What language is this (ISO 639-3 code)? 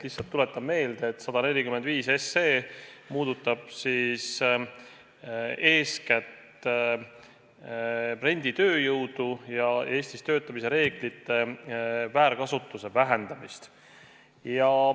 est